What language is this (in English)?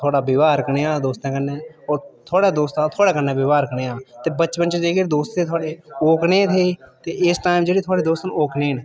Dogri